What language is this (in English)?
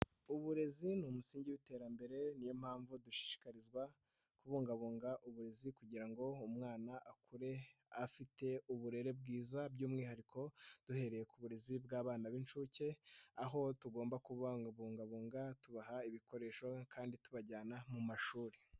Kinyarwanda